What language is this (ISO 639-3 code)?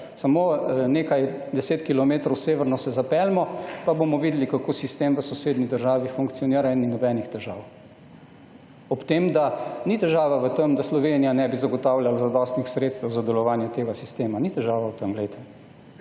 slv